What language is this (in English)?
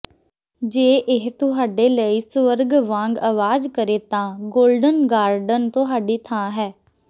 Punjabi